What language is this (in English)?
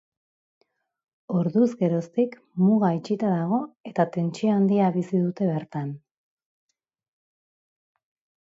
Basque